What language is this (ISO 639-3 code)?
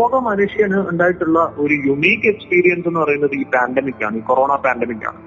mal